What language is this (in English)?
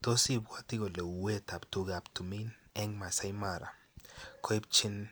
Kalenjin